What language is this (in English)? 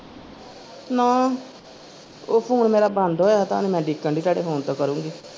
Punjabi